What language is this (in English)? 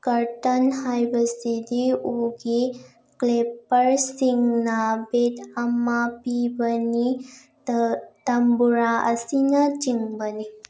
Manipuri